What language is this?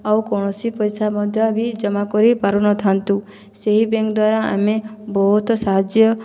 Odia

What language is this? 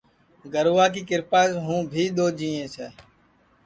Sansi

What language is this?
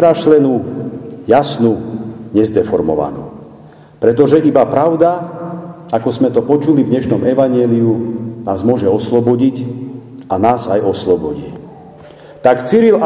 Slovak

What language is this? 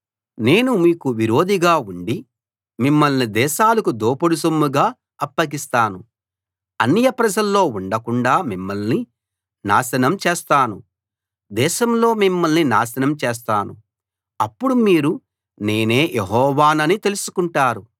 Telugu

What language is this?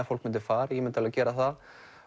Icelandic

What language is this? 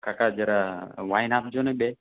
Gujarati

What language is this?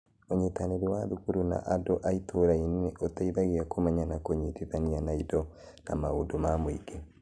Kikuyu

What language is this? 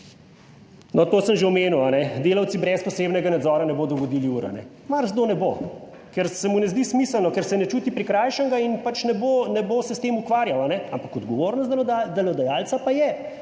Slovenian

